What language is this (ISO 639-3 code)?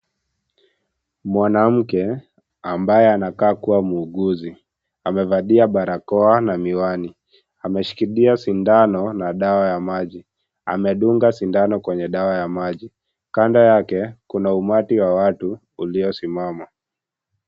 swa